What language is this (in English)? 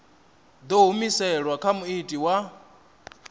Venda